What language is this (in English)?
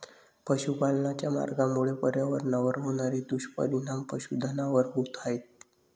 Marathi